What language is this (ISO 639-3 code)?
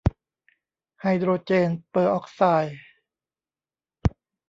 tha